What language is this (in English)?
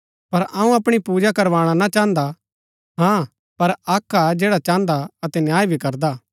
Gaddi